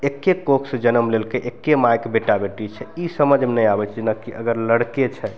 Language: Maithili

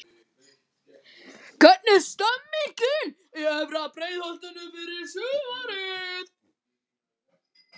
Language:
Icelandic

